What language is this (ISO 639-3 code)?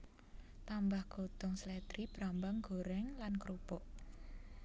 jav